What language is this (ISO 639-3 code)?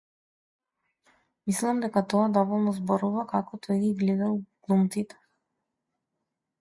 mkd